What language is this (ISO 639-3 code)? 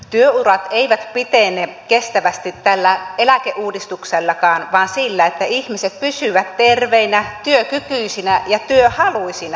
fin